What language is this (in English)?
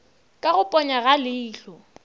Northern Sotho